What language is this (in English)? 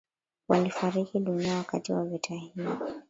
Swahili